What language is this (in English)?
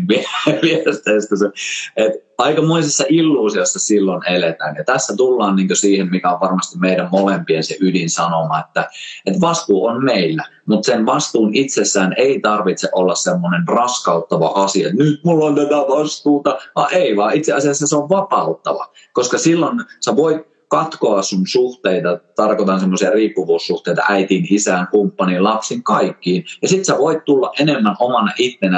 Finnish